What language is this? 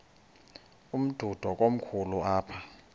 Xhosa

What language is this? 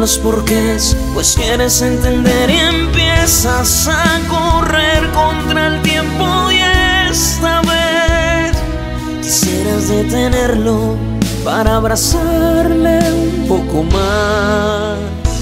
Romanian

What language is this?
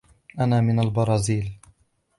Arabic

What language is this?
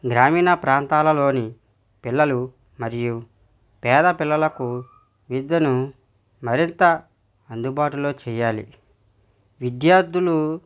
Telugu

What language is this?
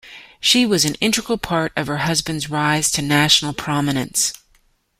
English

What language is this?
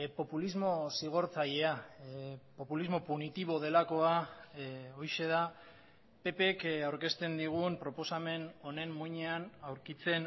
Basque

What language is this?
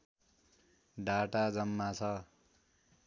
Nepali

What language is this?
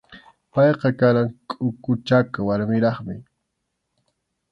Arequipa-La Unión Quechua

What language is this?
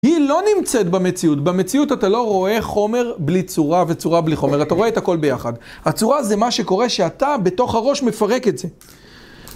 Hebrew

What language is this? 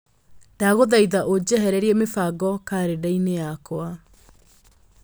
Kikuyu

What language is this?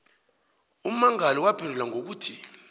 South Ndebele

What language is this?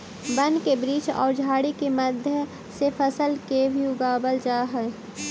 Magahi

